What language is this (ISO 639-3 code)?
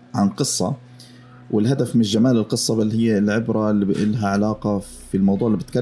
ara